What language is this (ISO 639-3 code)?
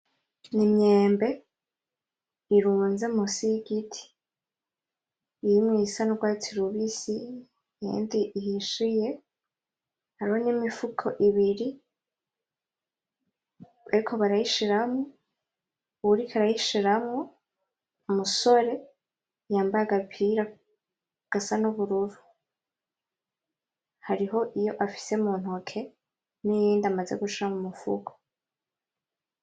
run